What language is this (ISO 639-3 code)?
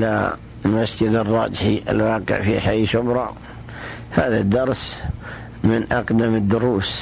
ara